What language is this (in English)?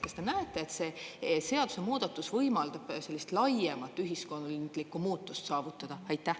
Estonian